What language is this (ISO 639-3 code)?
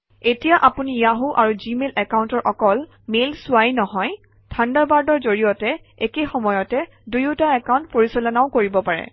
asm